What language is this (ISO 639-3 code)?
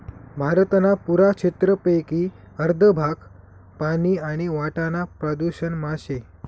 mar